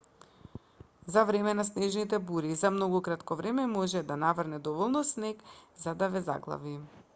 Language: Macedonian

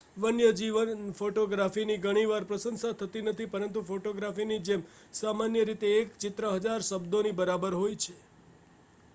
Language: Gujarati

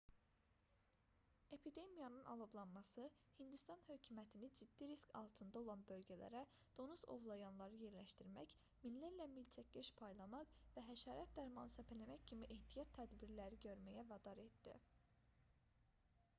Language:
Azerbaijani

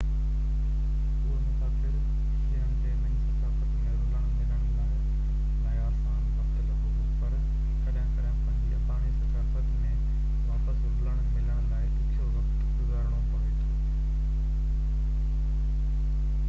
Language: Sindhi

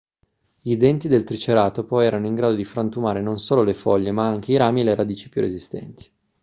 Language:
Italian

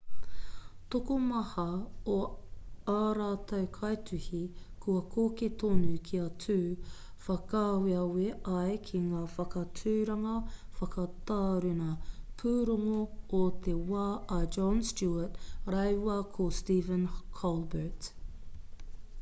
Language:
Māori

